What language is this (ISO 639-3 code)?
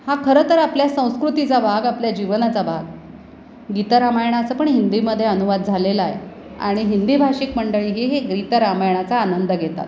mar